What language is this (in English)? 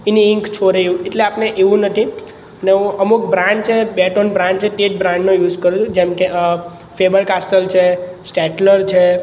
Gujarati